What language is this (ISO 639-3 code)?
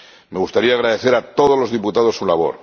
spa